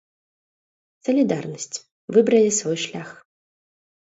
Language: Belarusian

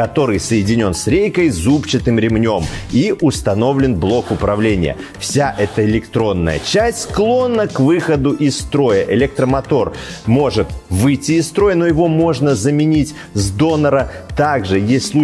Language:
Russian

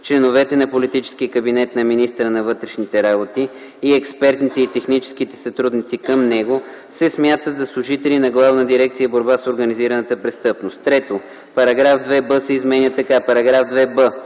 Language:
Bulgarian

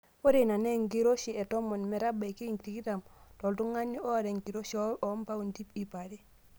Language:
Masai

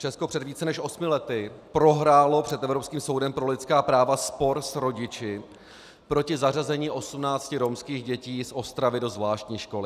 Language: Czech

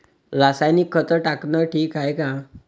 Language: Marathi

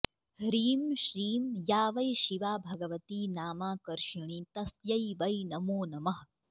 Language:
Sanskrit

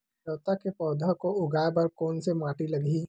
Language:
Chhattisgarhi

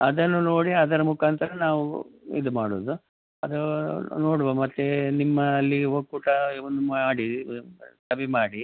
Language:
Kannada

